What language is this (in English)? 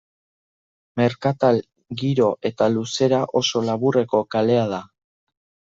Basque